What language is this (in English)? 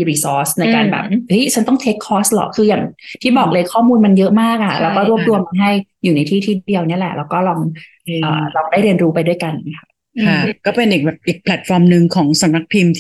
Thai